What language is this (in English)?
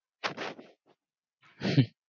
Bangla